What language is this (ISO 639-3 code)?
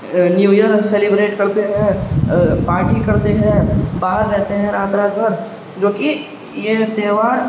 urd